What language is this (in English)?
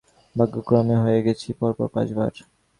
Bangla